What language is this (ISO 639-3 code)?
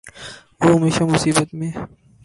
urd